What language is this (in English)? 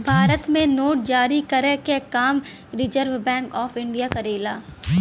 Bhojpuri